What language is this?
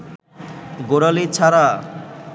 Bangla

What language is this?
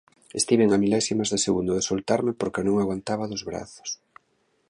Galician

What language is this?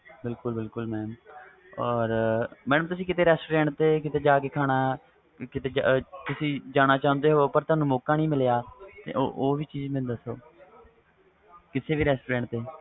Punjabi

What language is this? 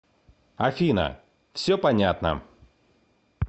Russian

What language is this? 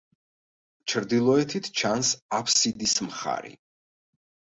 Georgian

